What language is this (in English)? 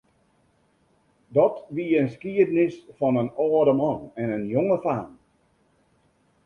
Western Frisian